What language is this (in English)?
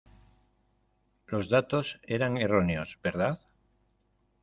Spanish